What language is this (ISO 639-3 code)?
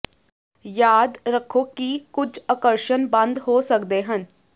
pan